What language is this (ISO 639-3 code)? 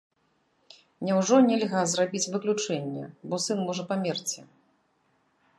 bel